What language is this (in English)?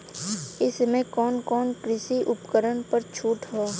Bhojpuri